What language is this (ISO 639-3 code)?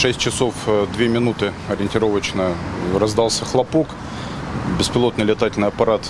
rus